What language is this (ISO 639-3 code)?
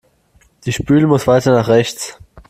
deu